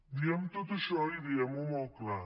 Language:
Catalan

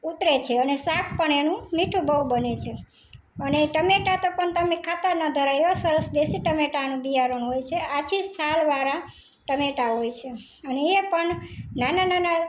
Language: Gujarati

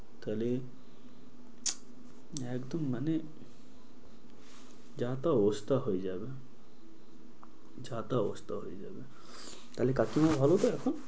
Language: Bangla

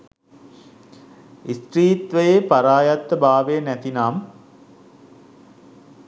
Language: Sinhala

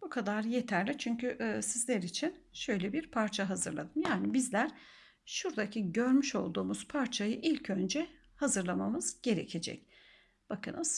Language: Turkish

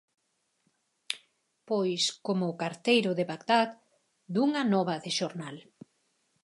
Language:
Galician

